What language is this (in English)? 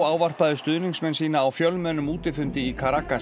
Icelandic